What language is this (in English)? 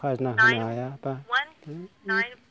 Bodo